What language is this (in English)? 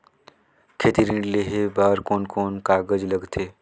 Chhattisgarhi